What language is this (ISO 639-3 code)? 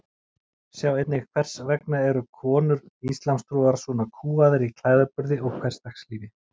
isl